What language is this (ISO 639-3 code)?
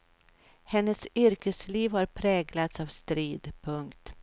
swe